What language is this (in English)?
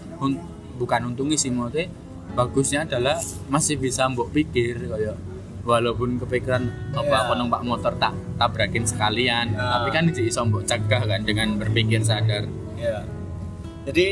Indonesian